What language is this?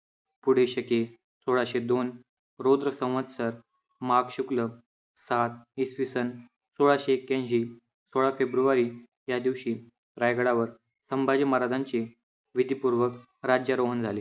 Marathi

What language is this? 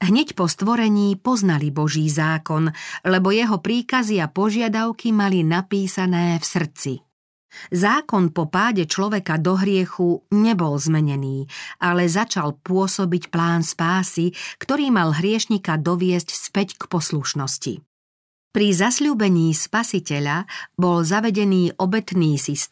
Slovak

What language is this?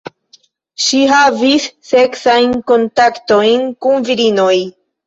Esperanto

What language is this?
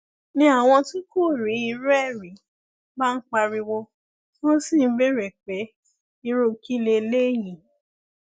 Yoruba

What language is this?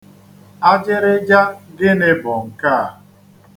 Igbo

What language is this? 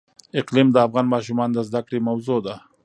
Pashto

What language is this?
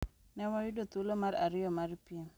Luo (Kenya and Tanzania)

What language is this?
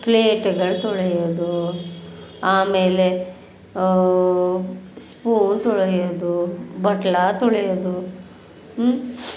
Kannada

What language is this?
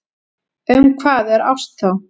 Icelandic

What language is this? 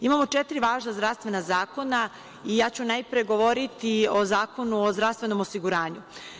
Serbian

